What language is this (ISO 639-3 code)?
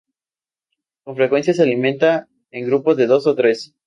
spa